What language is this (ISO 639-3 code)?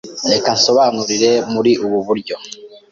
kin